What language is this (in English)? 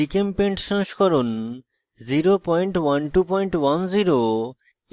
Bangla